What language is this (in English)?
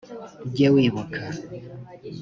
Kinyarwanda